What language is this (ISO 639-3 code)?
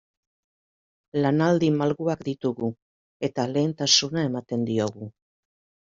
eus